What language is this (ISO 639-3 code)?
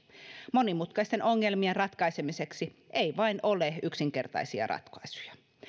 fin